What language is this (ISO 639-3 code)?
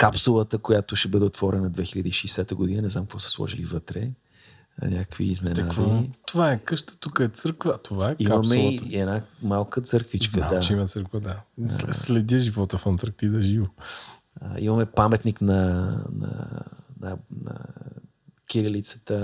bul